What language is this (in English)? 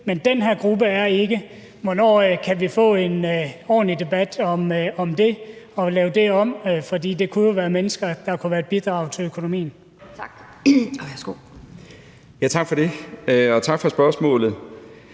Danish